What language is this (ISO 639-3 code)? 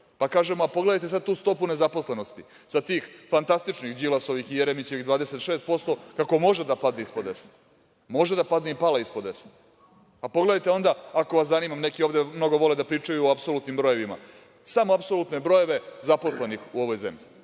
srp